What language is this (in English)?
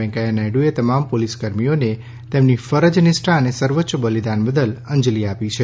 Gujarati